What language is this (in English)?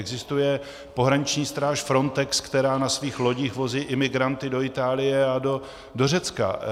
Czech